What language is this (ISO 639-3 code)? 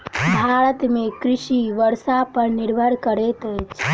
mai